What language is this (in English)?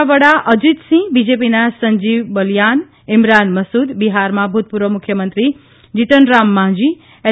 Gujarati